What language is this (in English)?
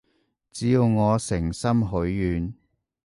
Cantonese